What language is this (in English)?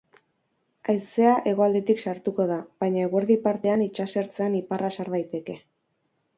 Basque